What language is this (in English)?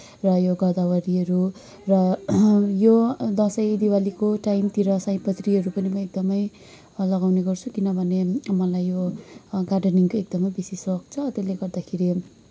Nepali